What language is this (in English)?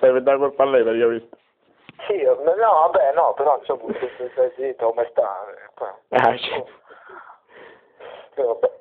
Italian